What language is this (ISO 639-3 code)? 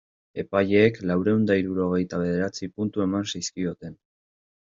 eus